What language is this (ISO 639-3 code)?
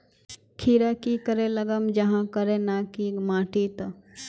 mag